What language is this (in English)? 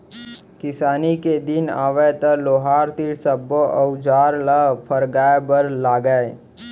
Chhattisgarhi